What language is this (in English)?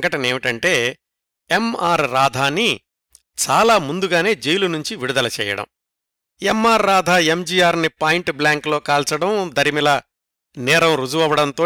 Telugu